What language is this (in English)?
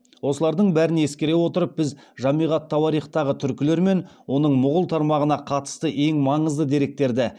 Kazakh